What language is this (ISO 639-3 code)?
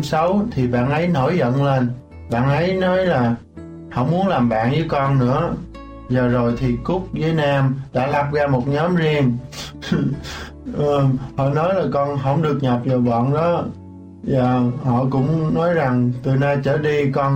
vie